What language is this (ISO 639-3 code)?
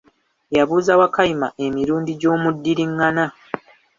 lug